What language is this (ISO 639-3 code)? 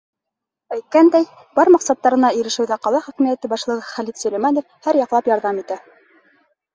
bak